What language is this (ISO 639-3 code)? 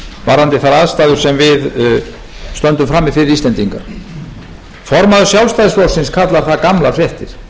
isl